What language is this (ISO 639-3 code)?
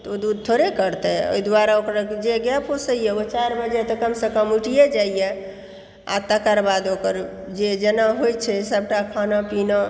mai